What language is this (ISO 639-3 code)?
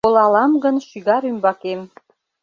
chm